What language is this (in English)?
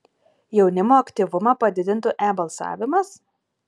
Lithuanian